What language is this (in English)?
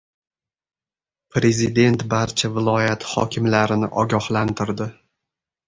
Uzbek